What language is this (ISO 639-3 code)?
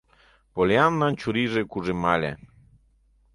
chm